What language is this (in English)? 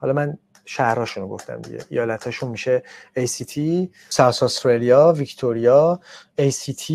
Persian